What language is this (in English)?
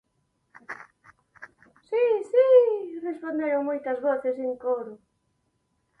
Galician